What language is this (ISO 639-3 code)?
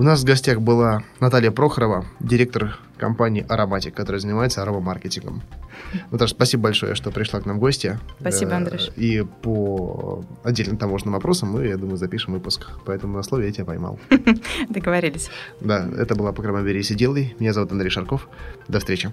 rus